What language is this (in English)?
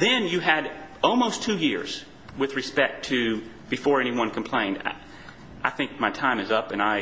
English